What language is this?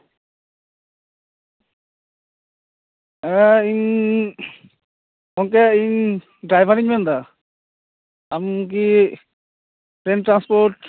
Santali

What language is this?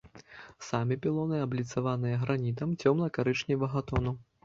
Belarusian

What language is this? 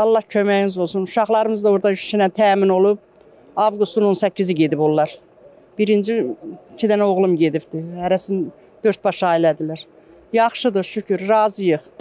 Turkish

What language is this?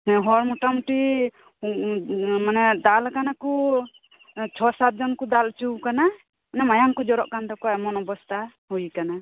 Santali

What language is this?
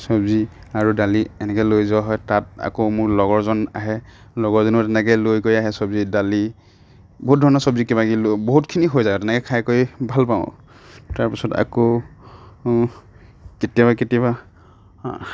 Assamese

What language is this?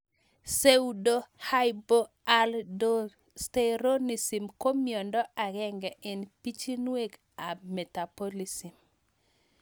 Kalenjin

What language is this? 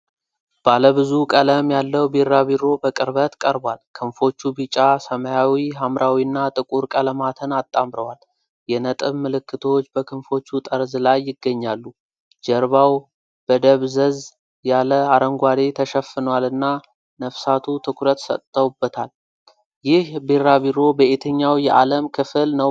Amharic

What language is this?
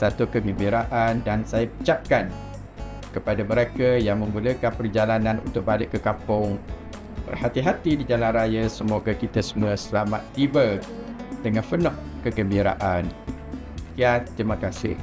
Malay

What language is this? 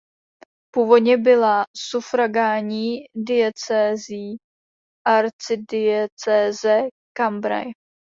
Czech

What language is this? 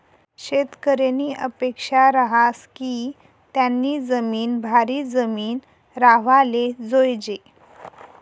Marathi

